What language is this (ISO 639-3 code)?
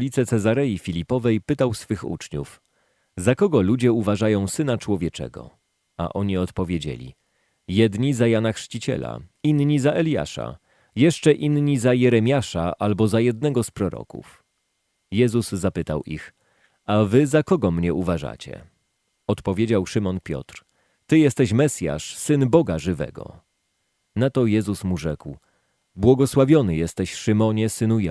pol